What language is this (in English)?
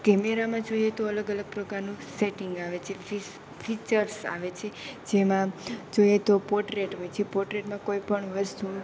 Gujarati